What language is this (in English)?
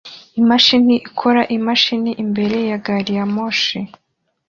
Kinyarwanda